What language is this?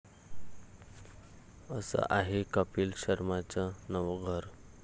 Marathi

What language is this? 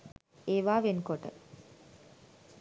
Sinhala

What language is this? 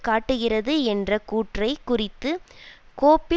Tamil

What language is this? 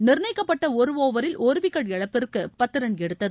Tamil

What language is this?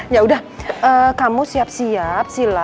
Indonesian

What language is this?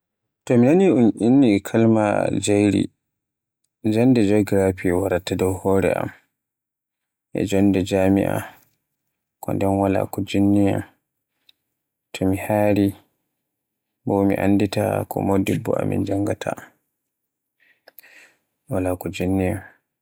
Borgu Fulfulde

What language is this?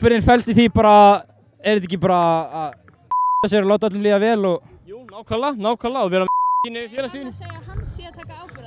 Dutch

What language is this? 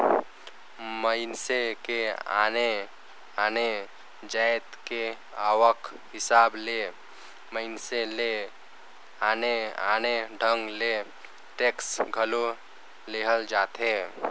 Chhattisgarhi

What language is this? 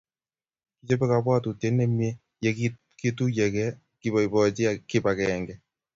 Kalenjin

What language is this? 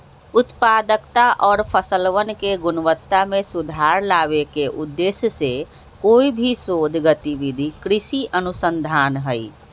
Magahi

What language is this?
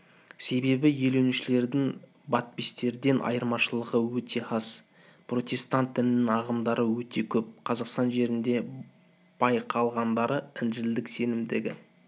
Kazakh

